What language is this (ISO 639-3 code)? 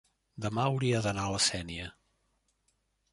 cat